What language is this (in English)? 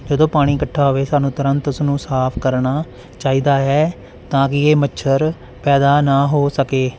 Punjabi